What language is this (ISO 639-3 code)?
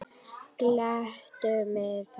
isl